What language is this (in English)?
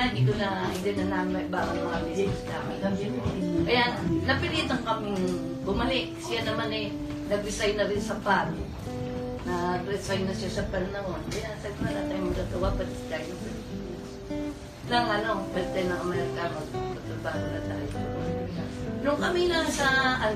Filipino